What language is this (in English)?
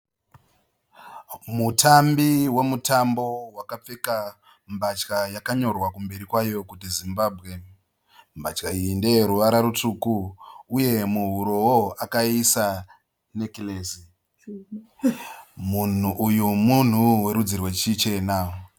Shona